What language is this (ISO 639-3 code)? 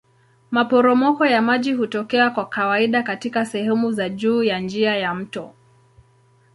swa